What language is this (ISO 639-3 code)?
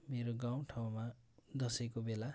nep